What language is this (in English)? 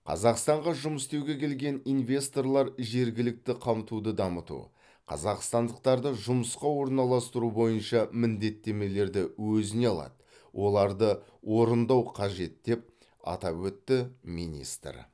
Kazakh